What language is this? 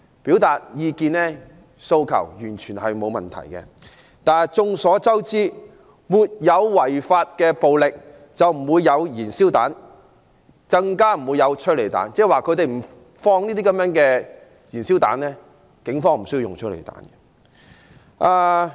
Cantonese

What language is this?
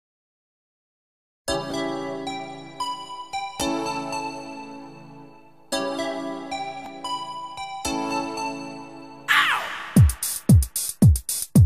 Arabic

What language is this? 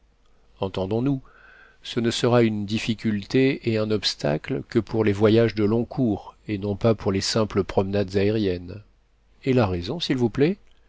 French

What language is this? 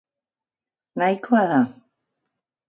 Basque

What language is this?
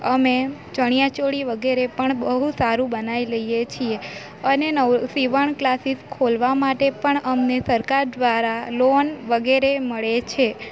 Gujarati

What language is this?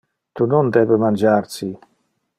Interlingua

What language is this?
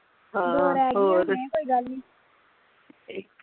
Punjabi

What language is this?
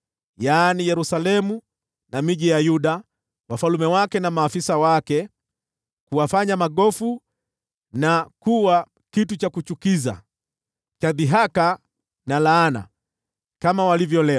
Swahili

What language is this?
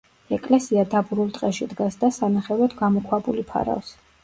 Georgian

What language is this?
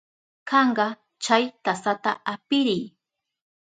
Southern Pastaza Quechua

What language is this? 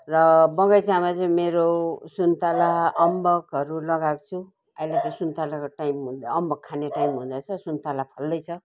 Nepali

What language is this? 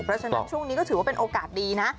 Thai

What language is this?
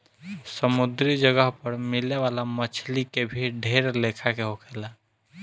Bhojpuri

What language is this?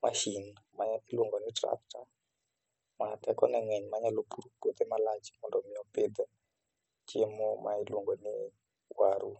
Luo (Kenya and Tanzania)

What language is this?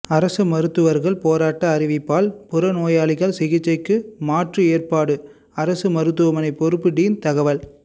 Tamil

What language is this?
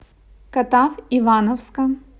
Russian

